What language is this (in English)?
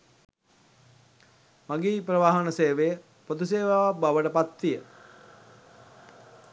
Sinhala